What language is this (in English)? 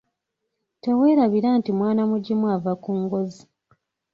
Ganda